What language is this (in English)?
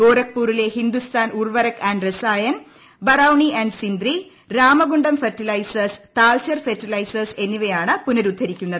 Malayalam